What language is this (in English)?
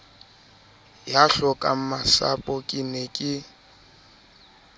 Southern Sotho